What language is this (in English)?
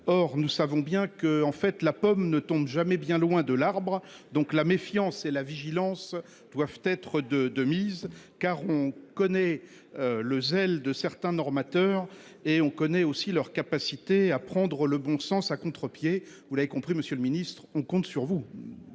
French